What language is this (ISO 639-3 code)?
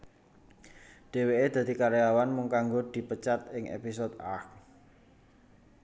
jav